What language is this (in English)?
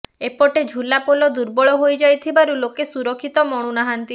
Odia